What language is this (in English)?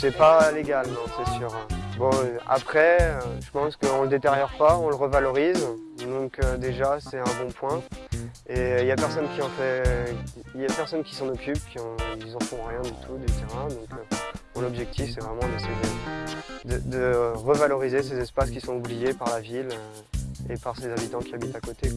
French